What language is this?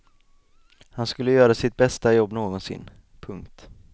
Swedish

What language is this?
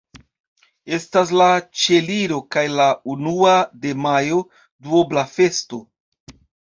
Esperanto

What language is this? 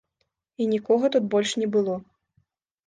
Belarusian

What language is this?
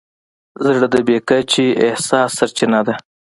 Pashto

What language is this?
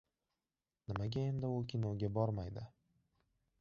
Uzbek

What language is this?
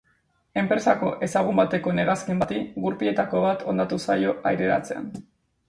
Basque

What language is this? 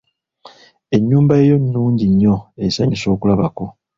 Ganda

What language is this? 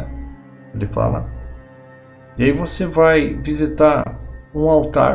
Portuguese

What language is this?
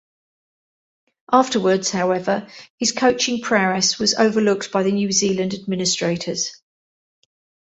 English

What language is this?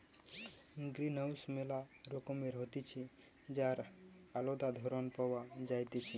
Bangla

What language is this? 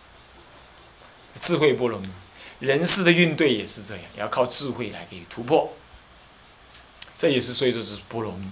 Chinese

